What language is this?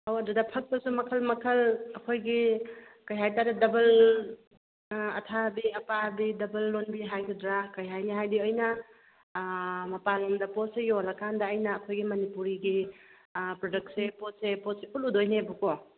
Manipuri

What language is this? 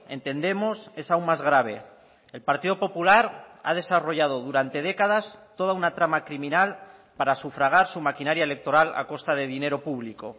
Spanish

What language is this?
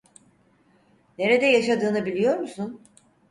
Turkish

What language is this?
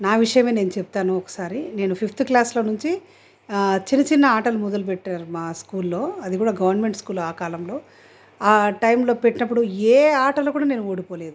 Telugu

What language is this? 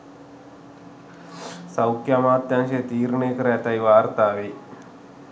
Sinhala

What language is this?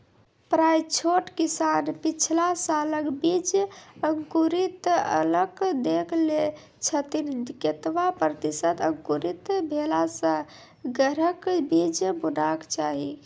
Maithili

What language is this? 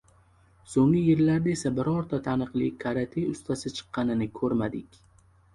Uzbek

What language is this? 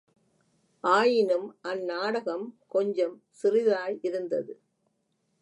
Tamil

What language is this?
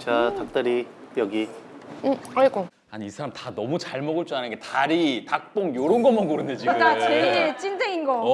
Korean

